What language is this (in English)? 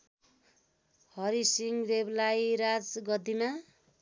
Nepali